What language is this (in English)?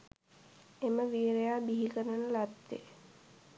Sinhala